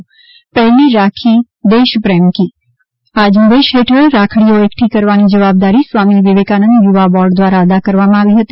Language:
Gujarati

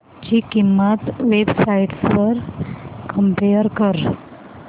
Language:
Marathi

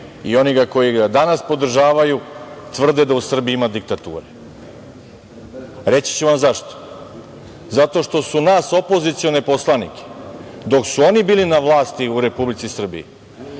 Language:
Serbian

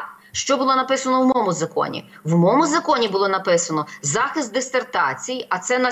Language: Ukrainian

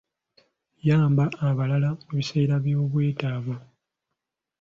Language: Ganda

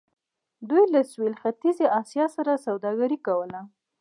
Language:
Pashto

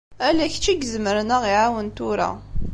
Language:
Kabyle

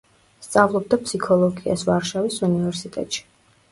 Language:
Georgian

